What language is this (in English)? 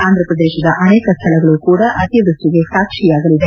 Kannada